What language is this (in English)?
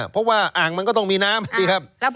Thai